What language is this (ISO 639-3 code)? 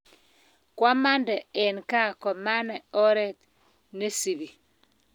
kln